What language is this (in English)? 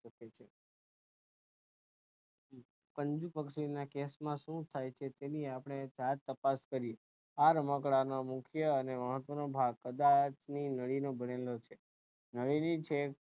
Gujarati